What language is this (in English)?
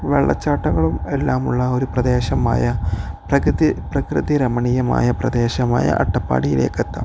Malayalam